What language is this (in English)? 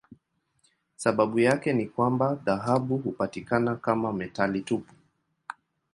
Swahili